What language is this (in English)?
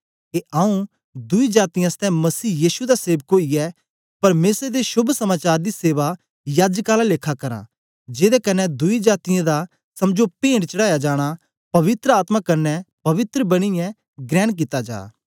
Dogri